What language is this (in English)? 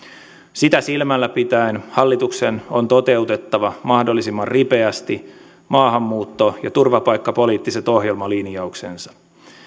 Finnish